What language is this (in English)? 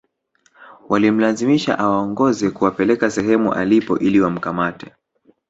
Swahili